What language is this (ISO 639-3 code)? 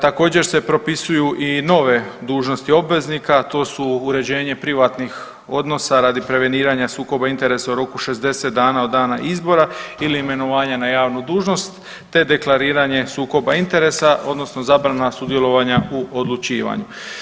hrv